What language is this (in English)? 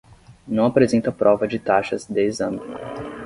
Portuguese